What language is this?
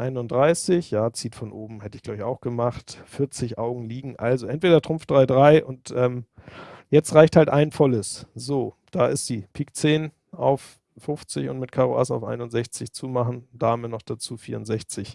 German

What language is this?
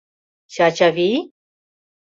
Mari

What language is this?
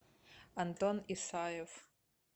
Russian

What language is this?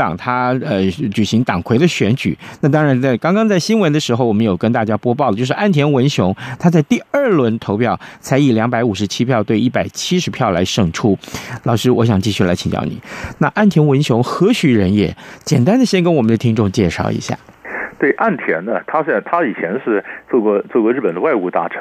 Chinese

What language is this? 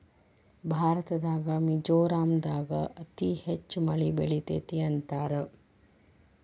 Kannada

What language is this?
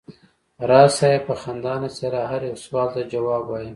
Pashto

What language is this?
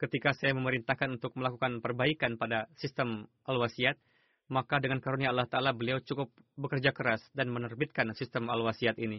Indonesian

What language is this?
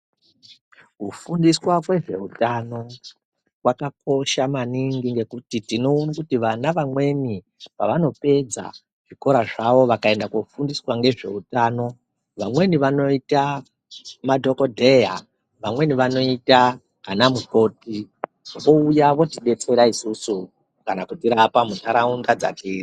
Ndau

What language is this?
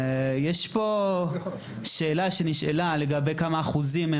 Hebrew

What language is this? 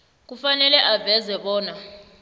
South Ndebele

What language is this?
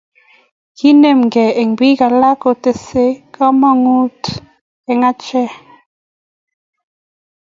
Kalenjin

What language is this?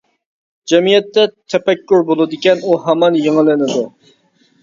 Uyghur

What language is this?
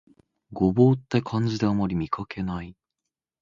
Japanese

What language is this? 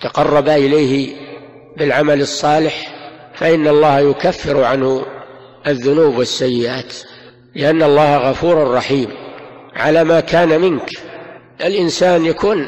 Arabic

